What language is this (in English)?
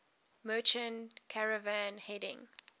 English